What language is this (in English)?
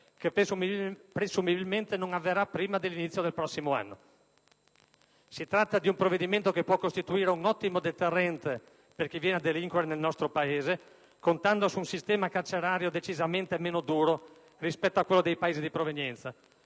Italian